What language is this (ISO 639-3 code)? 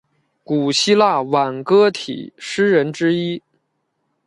zho